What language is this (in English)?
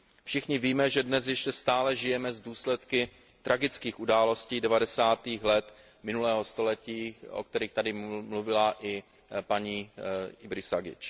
Czech